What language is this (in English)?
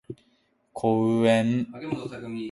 Japanese